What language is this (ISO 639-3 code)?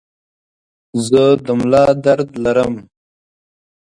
pus